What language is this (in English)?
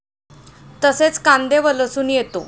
Marathi